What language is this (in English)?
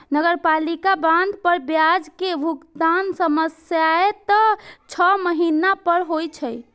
Maithili